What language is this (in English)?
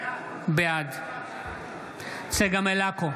Hebrew